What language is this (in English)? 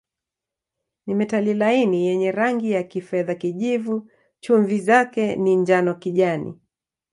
Swahili